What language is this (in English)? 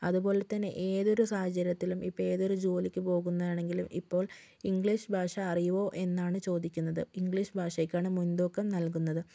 Malayalam